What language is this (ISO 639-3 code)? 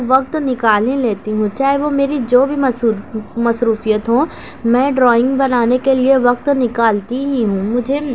urd